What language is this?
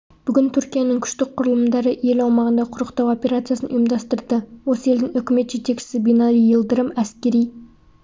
Kazakh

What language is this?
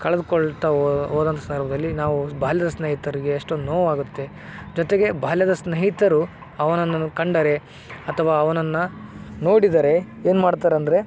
Kannada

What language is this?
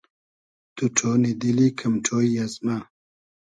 Hazaragi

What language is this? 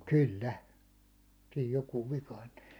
Finnish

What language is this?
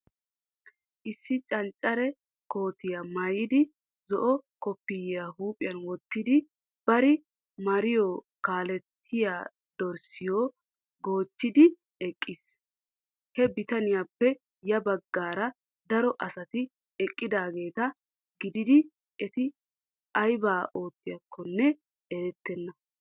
Wolaytta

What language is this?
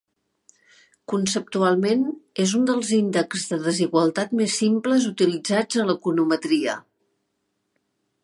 Catalan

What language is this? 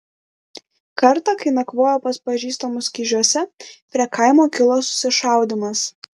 Lithuanian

